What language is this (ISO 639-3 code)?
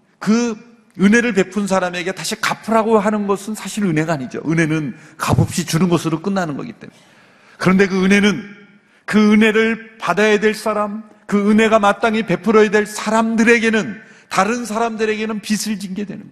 kor